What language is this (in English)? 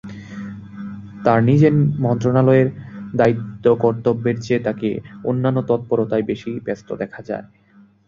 Bangla